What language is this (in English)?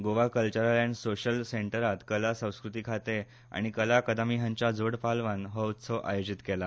Konkani